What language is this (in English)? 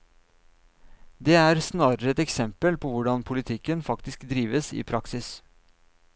Norwegian